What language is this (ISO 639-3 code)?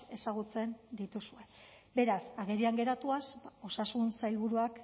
eus